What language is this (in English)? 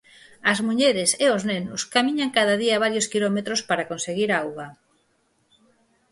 Galician